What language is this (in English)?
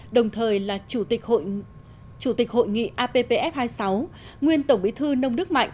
Vietnamese